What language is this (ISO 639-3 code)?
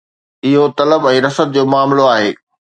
snd